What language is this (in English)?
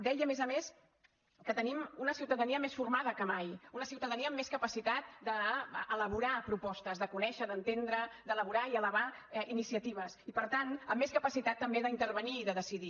Catalan